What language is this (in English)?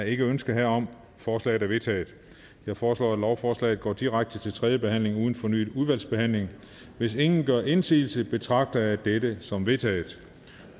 Danish